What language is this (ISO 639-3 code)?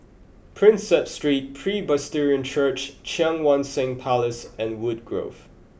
eng